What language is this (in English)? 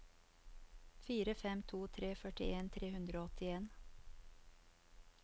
Norwegian